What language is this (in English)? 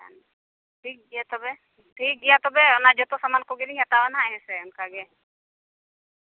Santali